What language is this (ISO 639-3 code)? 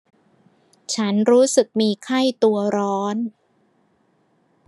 tha